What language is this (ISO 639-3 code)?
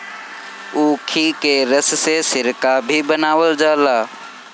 bho